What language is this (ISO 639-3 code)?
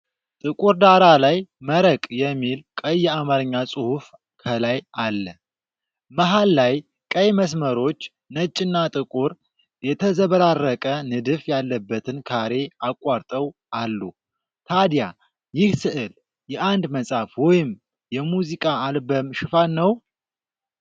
amh